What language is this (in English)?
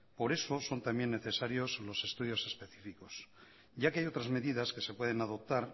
Spanish